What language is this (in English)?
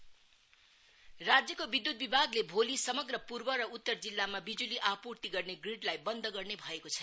Nepali